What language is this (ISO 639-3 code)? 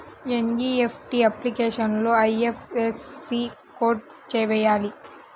tel